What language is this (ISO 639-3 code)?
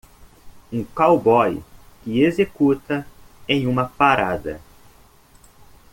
por